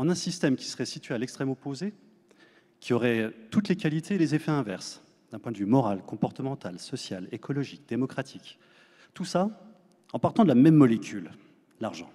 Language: French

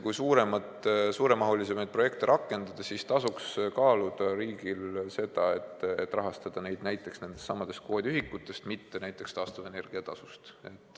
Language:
Estonian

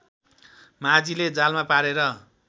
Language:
Nepali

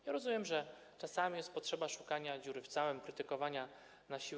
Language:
Polish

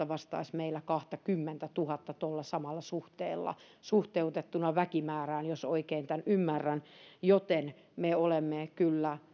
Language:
Finnish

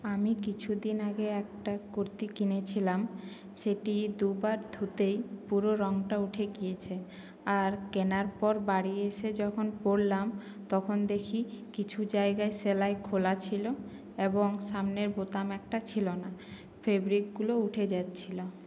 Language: Bangla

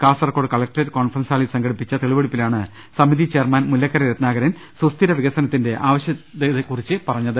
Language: Malayalam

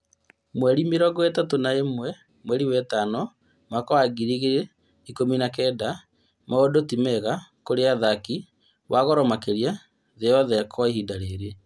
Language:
Kikuyu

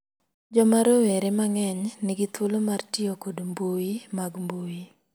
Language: Luo (Kenya and Tanzania)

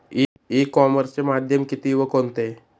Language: Marathi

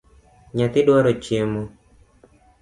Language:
Luo (Kenya and Tanzania)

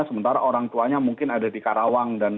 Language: Indonesian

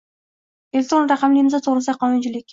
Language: Uzbek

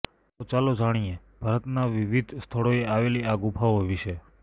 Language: Gujarati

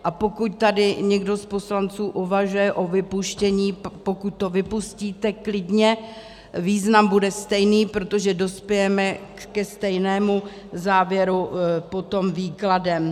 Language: Czech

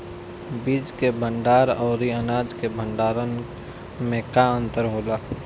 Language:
Bhojpuri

